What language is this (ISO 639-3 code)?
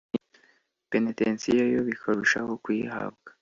kin